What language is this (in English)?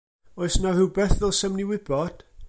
Welsh